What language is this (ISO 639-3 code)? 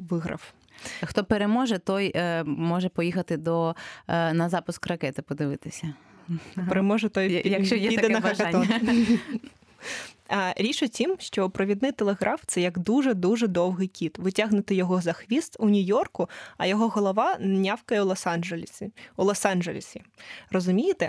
ukr